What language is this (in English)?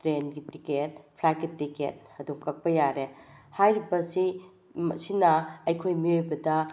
Manipuri